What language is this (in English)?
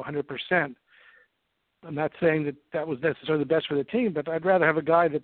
English